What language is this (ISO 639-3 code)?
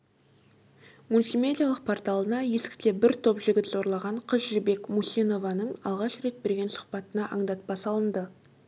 kaz